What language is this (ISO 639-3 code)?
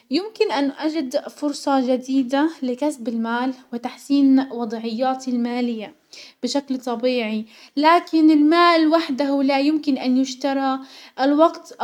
acw